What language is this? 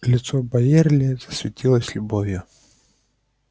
Russian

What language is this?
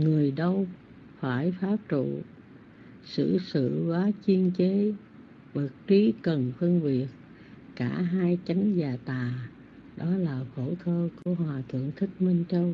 Vietnamese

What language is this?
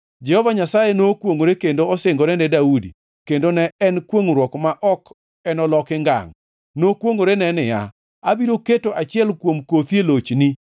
Luo (Kenya and Tanzania)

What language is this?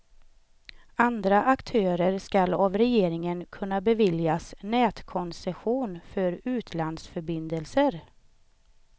Swedish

